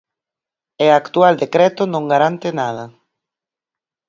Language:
Galician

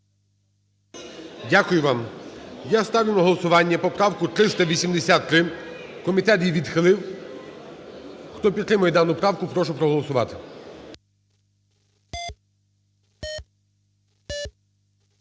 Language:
Ukrainian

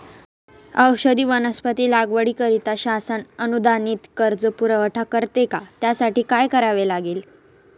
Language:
Marathi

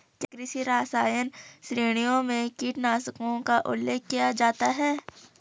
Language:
Hindi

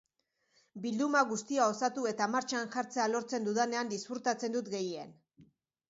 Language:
Basque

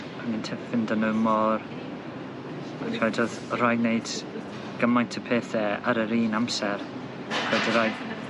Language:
Welsh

